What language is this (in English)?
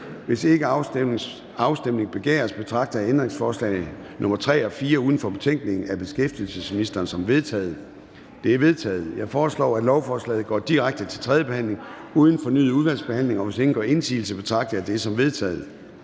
Danish